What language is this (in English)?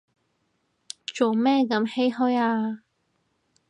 Cantonese